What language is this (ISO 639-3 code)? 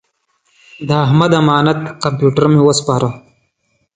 pus